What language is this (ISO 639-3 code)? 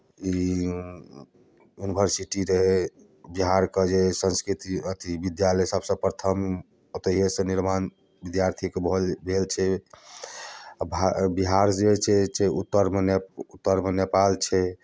mai